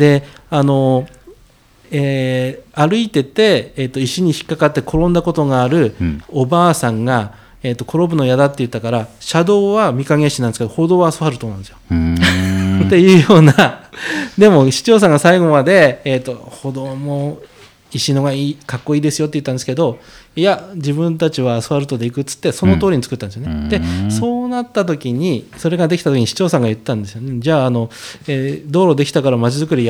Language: Japanese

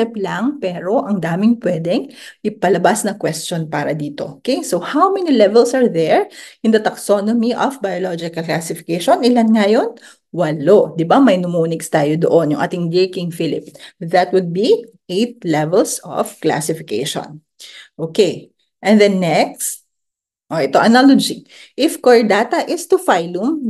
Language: Filipino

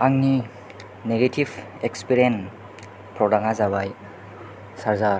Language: Bodo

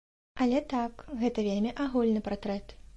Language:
Belarusian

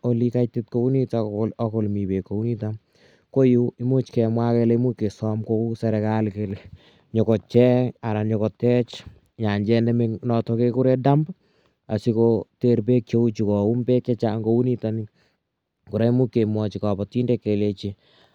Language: Kalenjin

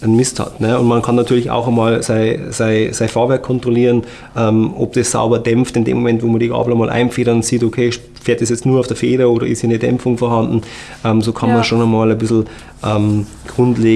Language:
German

